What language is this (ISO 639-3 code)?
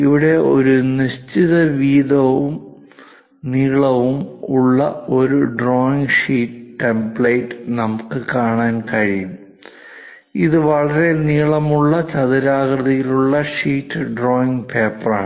mal